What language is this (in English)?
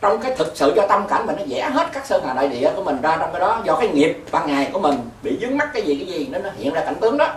Vietnamese